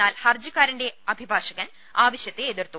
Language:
Malayalam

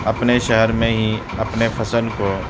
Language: Urdu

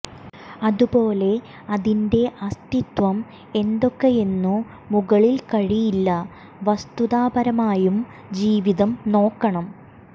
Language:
Malayalam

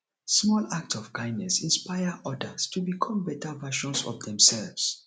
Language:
Nigerian Pidgin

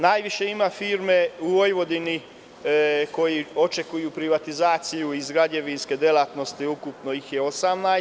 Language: Serbian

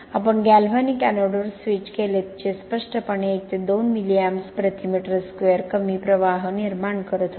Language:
Marathi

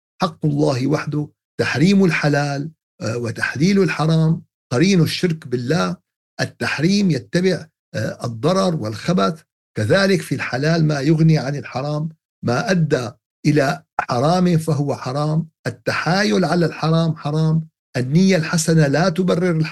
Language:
Arabic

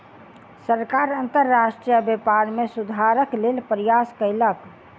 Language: Maithili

